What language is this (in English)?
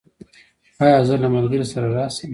Pashto